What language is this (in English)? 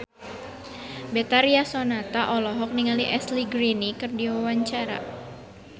Sundanese